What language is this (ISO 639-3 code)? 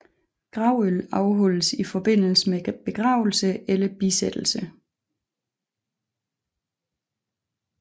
dan